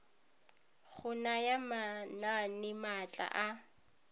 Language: Tswana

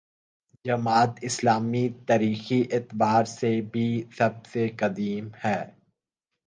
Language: Urdu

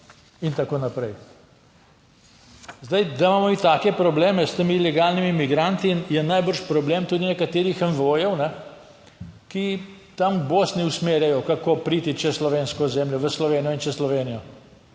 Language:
Slovenian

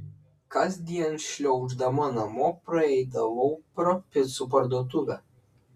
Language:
Lithuanian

